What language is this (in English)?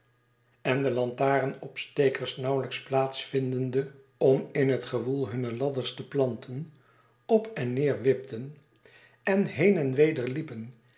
Dutch